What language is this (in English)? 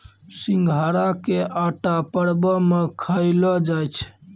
Maithili